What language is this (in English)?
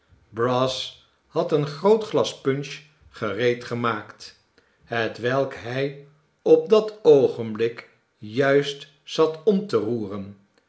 Dutch